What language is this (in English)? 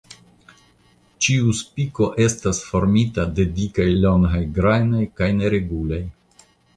Esperanto